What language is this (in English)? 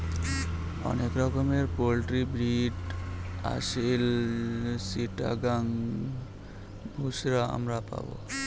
Bangla